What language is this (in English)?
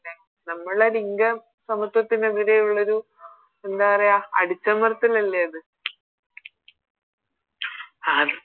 Malayalam